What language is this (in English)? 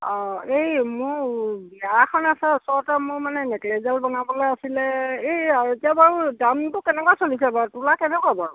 Assamese